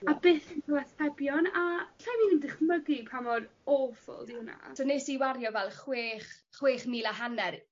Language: Welsh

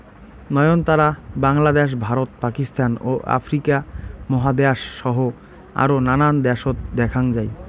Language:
Bangla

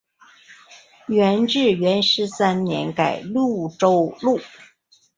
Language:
Chinese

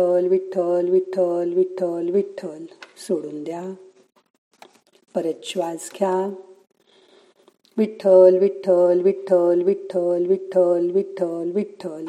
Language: Marathi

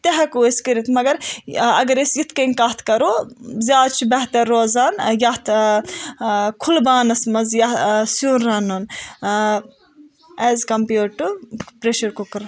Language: Kashmiri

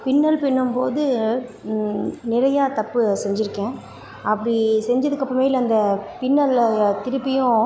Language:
Tamil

